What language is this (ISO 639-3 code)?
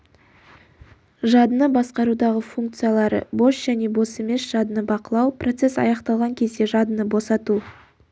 kaz